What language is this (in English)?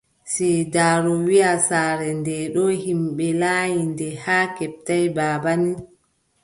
Adamawa Fulfulde